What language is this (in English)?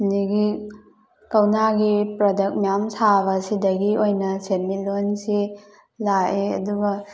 Manipuri